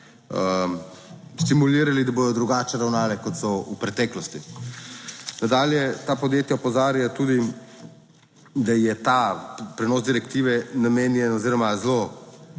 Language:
Slovenian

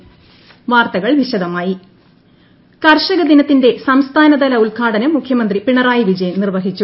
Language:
Malayalam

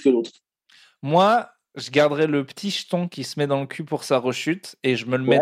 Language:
French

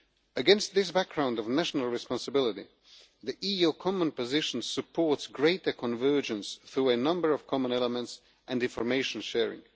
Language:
English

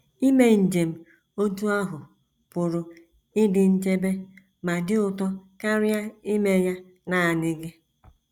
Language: Igbo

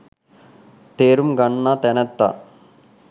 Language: Sinhala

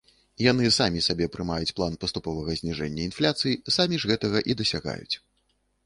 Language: Belarusian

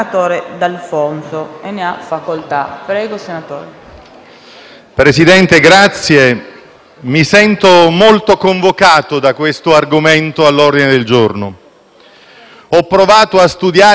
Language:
Italian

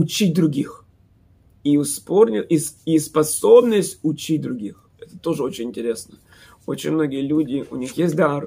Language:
Russian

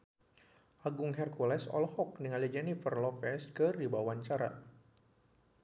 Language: Sundanese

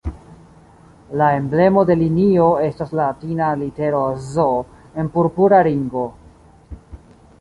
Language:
Esperanto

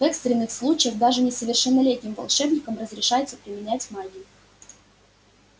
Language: Russian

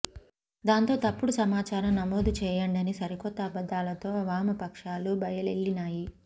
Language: Telugu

